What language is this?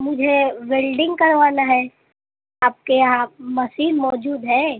Urdu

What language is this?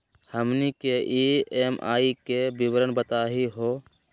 Magahi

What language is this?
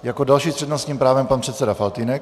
Czech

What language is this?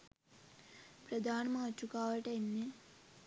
Sinhala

